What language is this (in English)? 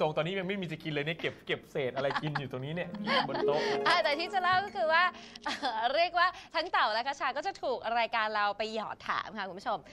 Thai